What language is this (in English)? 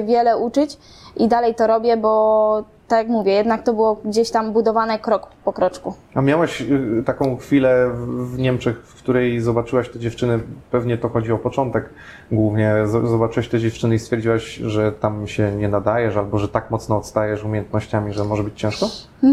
Polish